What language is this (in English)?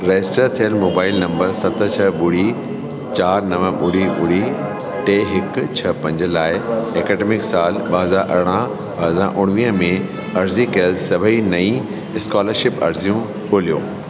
Sindhi